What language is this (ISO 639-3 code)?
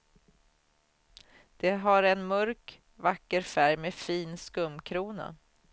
swe